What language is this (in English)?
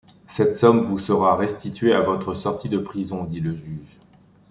French